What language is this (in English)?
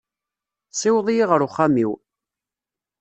Kabyle